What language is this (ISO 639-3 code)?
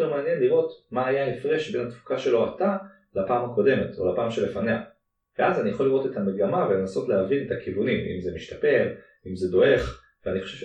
heb